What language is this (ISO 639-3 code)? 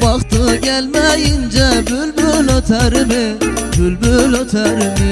tur